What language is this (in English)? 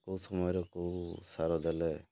Odia